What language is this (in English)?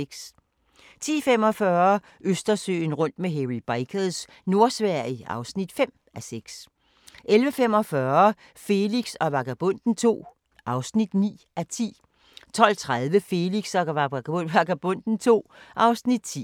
Danish